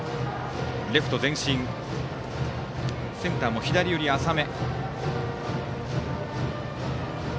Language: Japanese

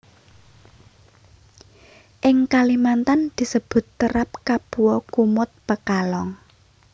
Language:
Javanese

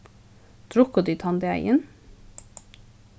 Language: Faroese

